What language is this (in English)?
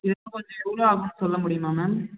Tamil